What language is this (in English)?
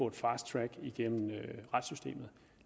Danish